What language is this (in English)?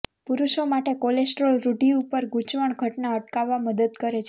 Gujarati